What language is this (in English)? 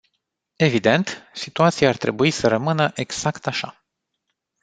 Romanian